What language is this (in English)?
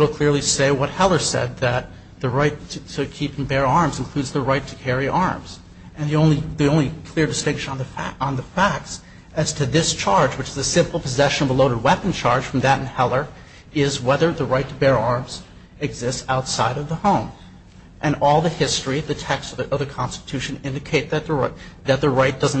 English